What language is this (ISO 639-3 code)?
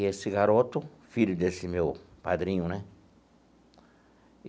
por